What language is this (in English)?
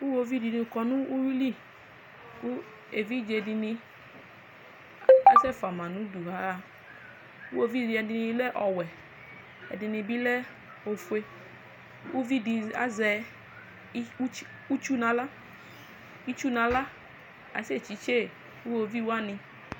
Ikposo